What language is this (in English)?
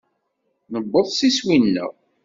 Kabyle